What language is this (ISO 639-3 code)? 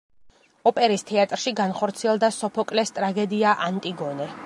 kat